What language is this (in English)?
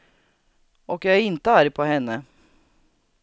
Swedish